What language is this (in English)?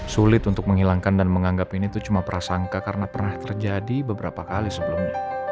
Indonesian